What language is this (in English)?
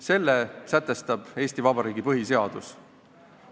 Estonian